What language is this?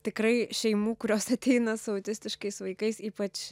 Lithuanian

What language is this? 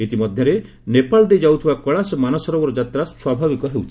Odia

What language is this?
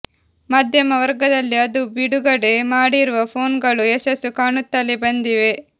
Kannada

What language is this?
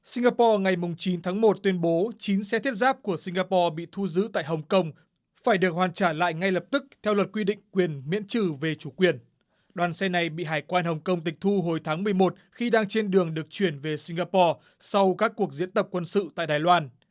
Vietnamese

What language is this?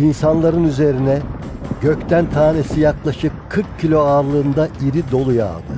Turkish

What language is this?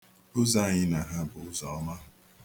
Igbo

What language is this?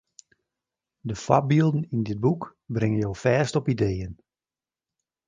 Western Frisian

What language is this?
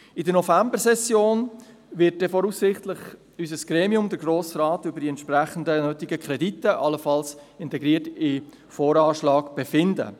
Swiss German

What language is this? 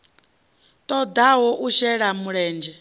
Venda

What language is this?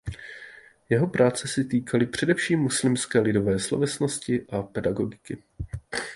Czech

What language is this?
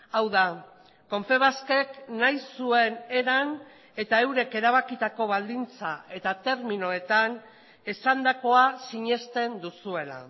Basque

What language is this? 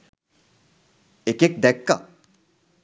Sinhala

